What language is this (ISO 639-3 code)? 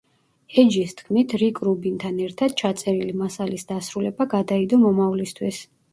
kat